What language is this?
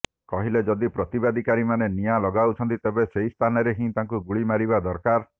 Odia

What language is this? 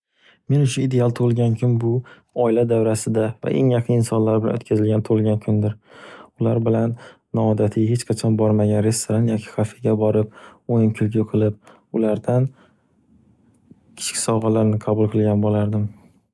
Uzbek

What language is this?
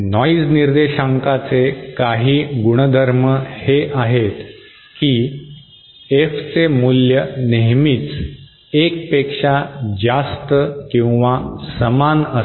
Marathi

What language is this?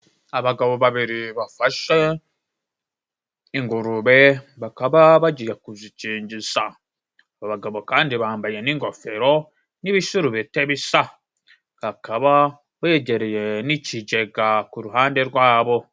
Kinyarwanda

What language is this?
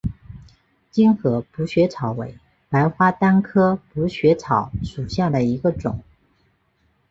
Chinese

